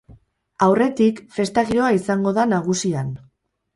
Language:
Basque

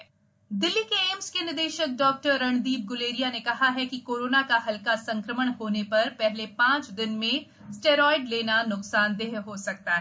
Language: Hindi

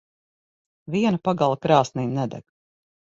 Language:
Latvian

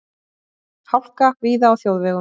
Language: Icelandic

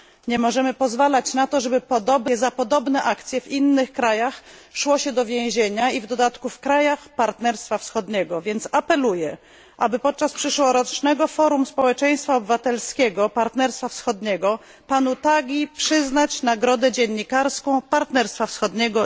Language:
Polish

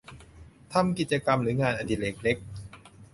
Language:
Thai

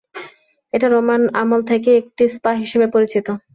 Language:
Bangla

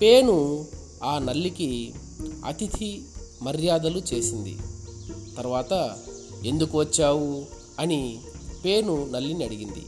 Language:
Telugu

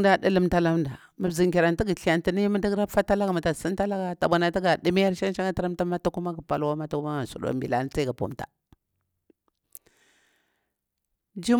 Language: Bura-Pabir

